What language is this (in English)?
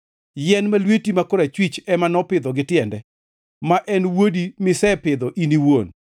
Luo (Kenya and Tanzania)